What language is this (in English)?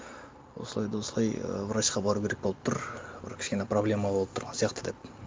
Kazakh